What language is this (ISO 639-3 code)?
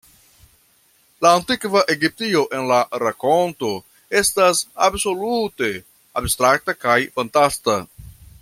epo